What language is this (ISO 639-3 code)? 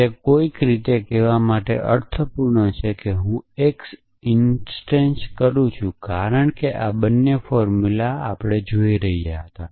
guj